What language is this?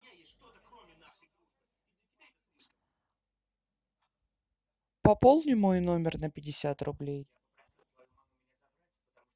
Russian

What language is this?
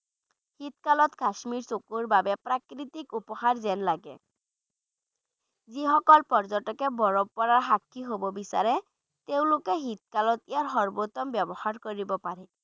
Bangla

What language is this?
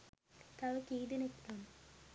Sinhala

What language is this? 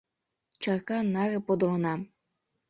Mari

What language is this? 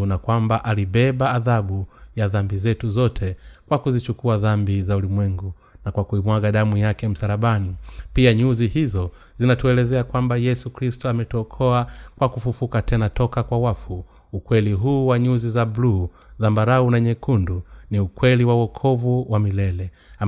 Swahili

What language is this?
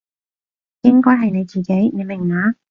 Cantonese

